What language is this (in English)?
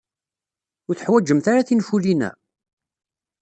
Kabyle